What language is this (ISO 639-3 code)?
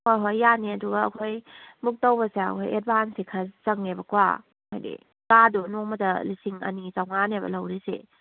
mni